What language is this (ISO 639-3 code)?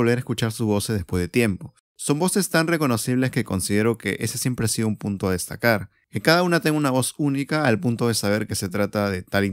spa